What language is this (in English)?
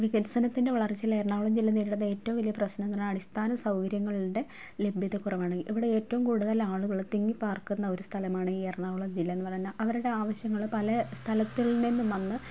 Malayalam